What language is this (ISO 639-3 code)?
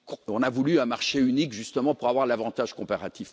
fra